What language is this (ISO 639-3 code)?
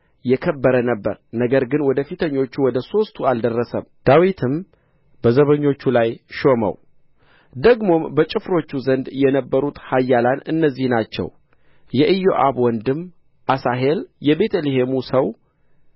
amh